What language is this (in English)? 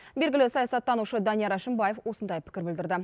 Kazakh